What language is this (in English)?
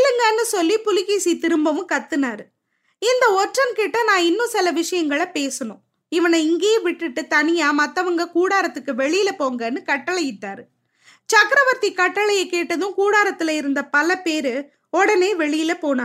Tamil